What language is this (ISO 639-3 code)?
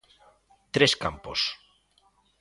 glg